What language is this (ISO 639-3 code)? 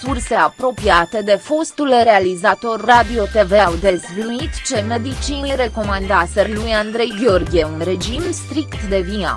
ron